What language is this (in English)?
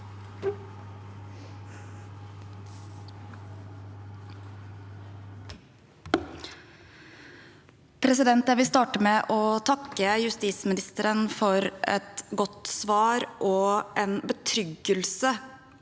Norwegian